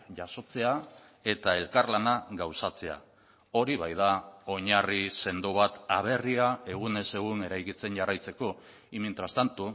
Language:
Basque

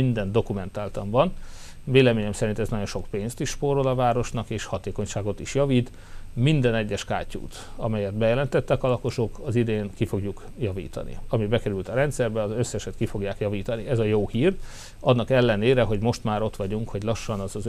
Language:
Hungarian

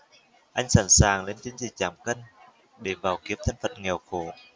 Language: Vietnamese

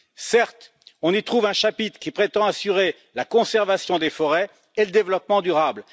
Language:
French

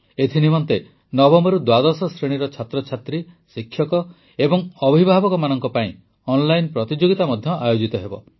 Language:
Odia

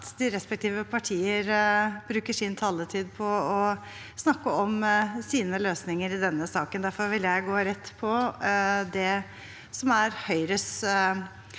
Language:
Norwegian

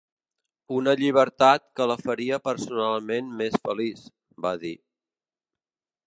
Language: Catalan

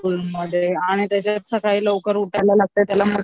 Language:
Marathi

